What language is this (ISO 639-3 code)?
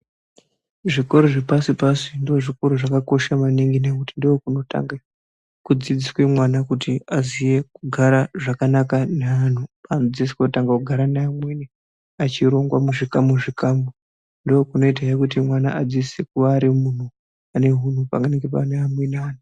ndc